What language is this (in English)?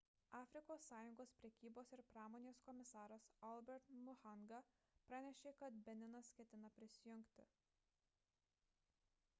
Lithuanian